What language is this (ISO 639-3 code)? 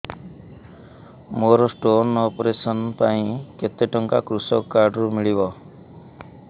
ori